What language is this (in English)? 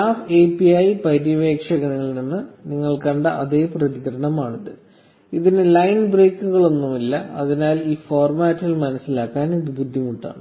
Malayalam